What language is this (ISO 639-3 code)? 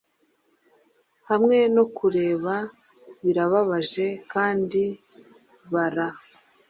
kin